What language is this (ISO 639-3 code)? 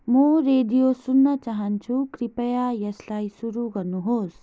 nep